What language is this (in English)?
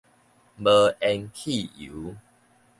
Min Nan Chinese